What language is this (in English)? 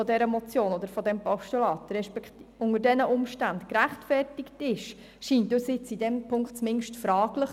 Swiss German